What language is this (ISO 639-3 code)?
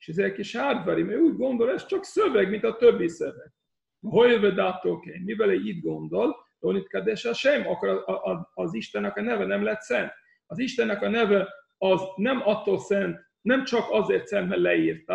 hun